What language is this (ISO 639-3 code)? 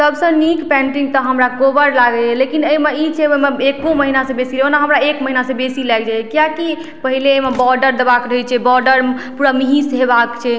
mai